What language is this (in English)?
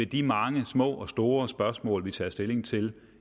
Danish